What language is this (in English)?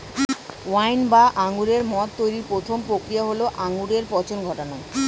Bangla